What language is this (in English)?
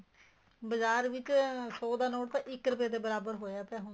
Punjabi